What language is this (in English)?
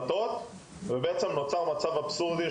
Hebrew